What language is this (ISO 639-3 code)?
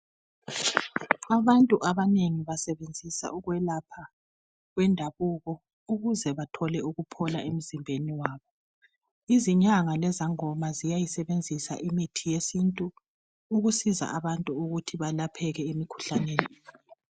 nde